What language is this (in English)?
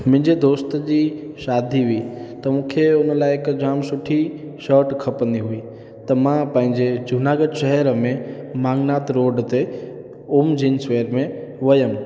Sindhi